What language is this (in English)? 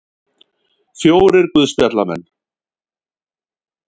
Icelandic